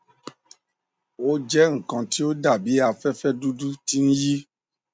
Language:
Yoruba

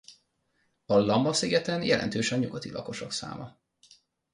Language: Hungarian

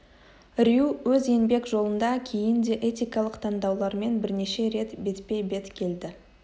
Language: Kazakh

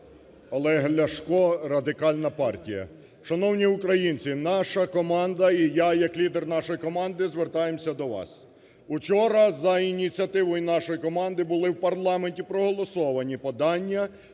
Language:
Ukrainian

